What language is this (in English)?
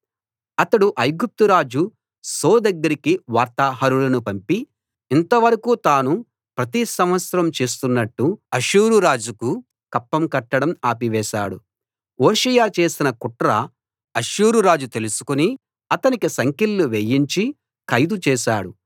Telugu